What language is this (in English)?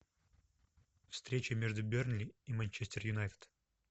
Russian